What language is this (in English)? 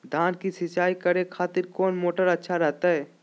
Magahi